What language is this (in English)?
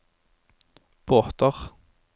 Norwegian